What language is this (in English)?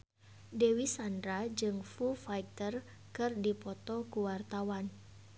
Sundanese